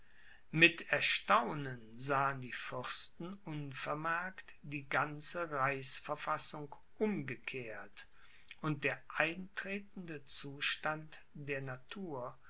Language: German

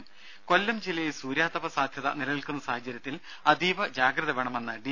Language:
Malayalam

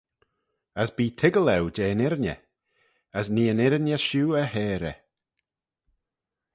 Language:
Manx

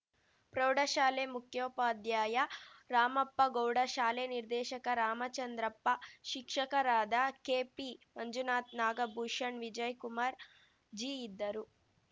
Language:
Kannada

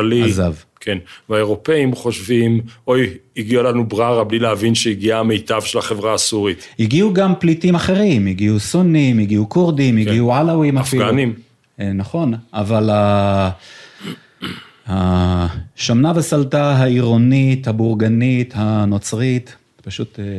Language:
Hebrew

